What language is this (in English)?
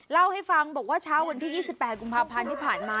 Thai